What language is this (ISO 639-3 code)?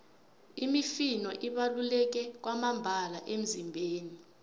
nbl